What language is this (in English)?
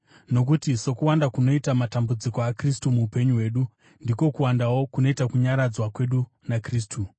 Shona